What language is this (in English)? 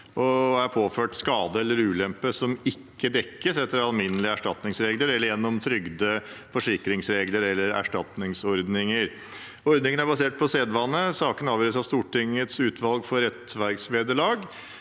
Norwegian